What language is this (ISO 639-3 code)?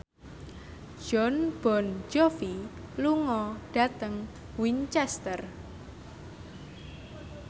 jav